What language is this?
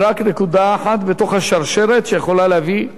Hebrew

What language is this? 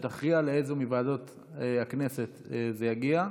Hebrew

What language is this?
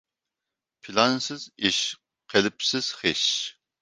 Uyghur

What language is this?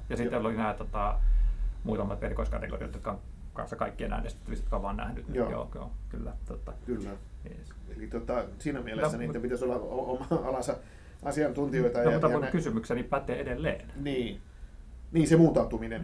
Finnish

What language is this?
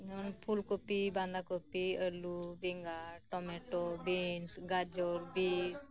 Santali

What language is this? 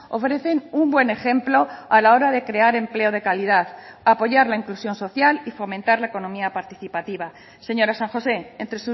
Spanish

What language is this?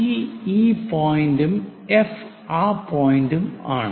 Malayalam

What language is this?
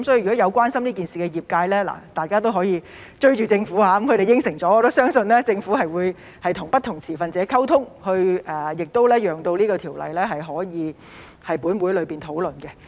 Cantonese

